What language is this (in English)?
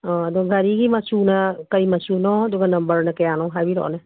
Manipuri